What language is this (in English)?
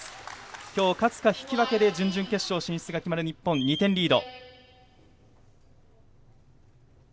Japanese